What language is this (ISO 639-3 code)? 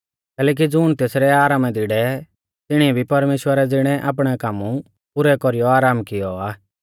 bfz